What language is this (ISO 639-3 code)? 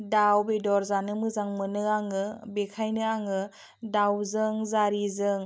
brx